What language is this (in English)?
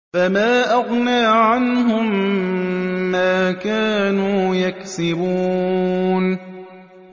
Arabic